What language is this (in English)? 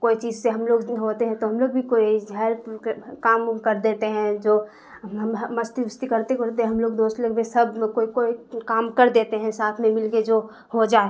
Urdu